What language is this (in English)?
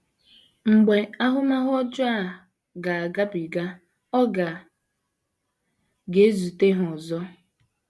Igbo